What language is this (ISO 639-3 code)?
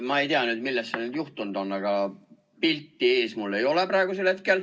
est